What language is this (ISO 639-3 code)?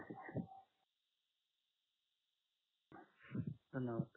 mar